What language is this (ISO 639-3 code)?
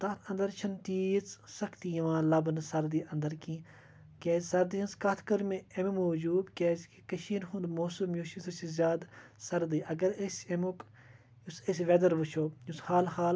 kas